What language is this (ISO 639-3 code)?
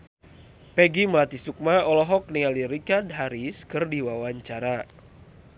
sun